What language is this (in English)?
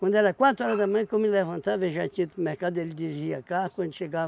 Portuguese